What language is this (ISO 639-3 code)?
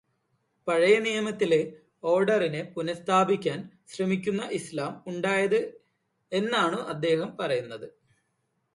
mal